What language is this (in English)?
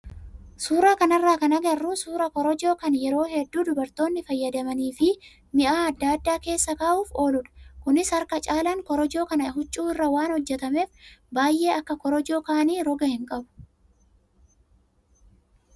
Oromo